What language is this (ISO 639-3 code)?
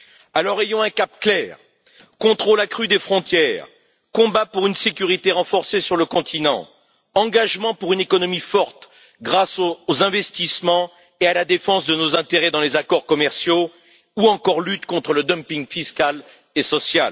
fra